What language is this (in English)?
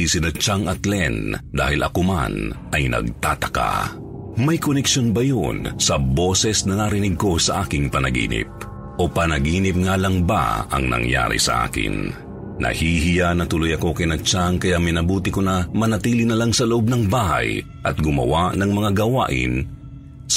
Filipino